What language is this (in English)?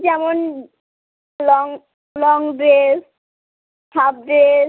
Bangla